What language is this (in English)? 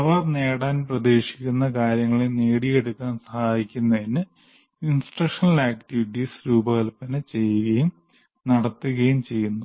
Malayalam